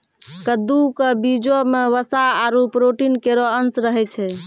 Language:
Maithili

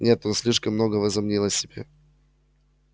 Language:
Russian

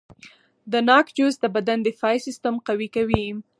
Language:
Pashto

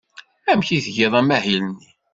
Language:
Kabyle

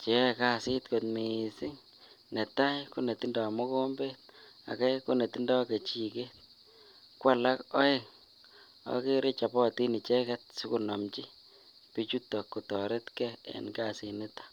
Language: Kalenjin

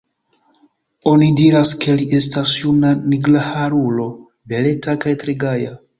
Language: Esperanto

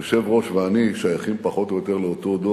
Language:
Hebrew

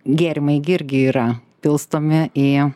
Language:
Lithuanian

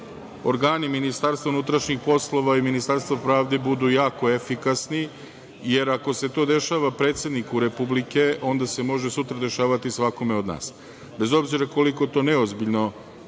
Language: Serbian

